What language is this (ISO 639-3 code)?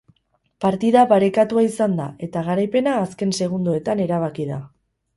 eus